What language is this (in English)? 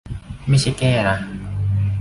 Thai